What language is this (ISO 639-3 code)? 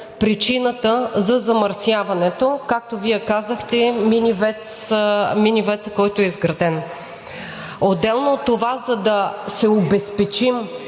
bul